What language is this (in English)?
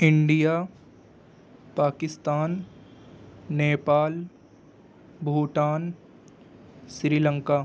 Urdu